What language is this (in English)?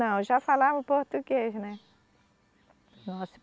Portuguese